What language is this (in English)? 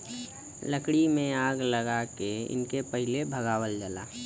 Bhojpuri